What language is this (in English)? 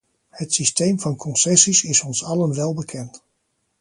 Dutch